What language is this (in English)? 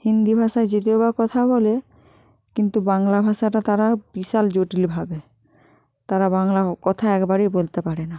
Bangla